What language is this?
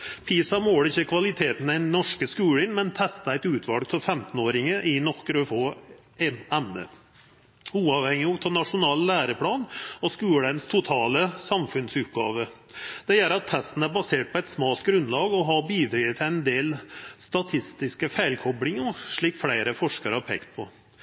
Norwegian Nynorsk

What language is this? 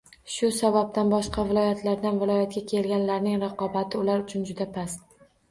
Uzbek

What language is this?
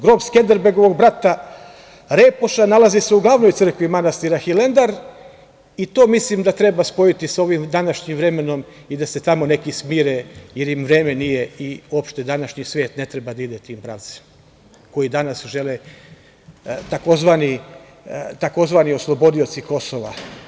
Serbian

